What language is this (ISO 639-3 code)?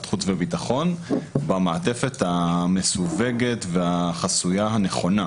heb